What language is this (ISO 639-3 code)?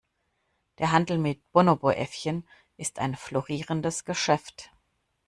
deu